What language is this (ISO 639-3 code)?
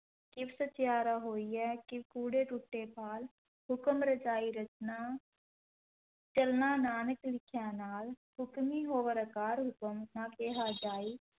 pan